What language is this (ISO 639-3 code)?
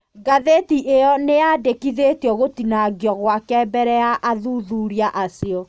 kik